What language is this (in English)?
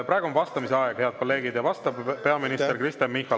Estonian